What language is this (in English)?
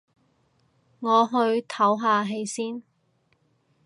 Cantonese